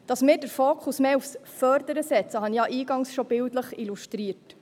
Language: Swiss German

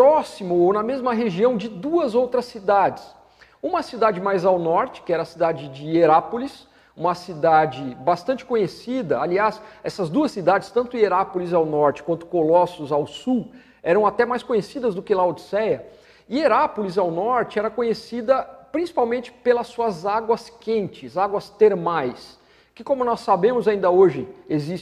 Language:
Portuguese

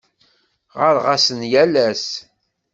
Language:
Kabyle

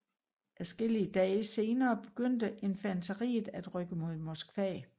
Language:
Danish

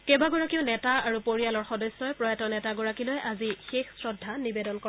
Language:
Assamese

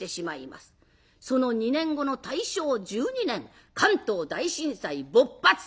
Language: Japanese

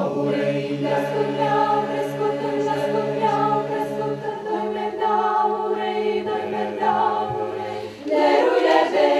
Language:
Romanian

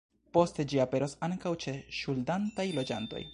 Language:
Esperanto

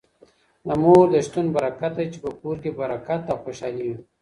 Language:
Pashto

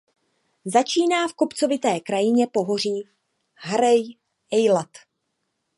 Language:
Czech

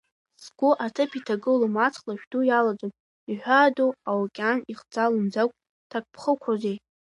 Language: Abkhazian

